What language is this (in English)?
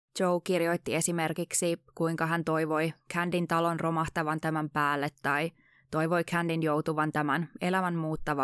Finnish